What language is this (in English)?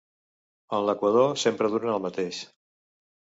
Catalan